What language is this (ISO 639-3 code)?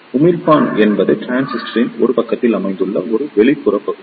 tam